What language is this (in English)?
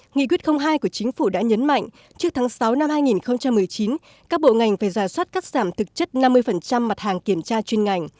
Vietnamese